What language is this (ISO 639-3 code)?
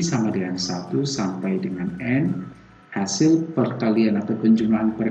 ind